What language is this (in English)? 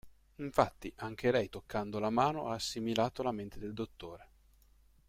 Italian